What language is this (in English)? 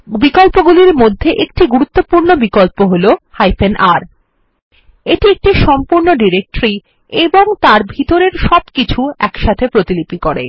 Bangla